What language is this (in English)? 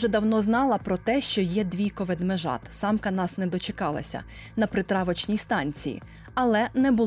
Ukrainian